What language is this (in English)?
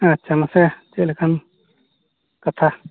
Santali